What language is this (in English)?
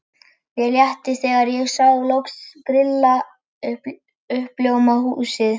Icelandic